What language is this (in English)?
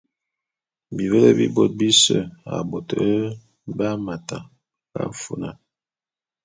Bulu